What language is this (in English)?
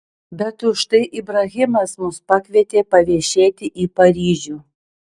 Lithuanian